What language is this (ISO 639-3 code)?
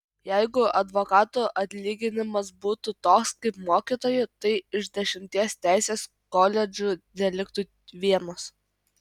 lit